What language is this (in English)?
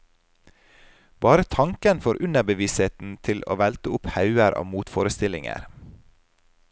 Norwegian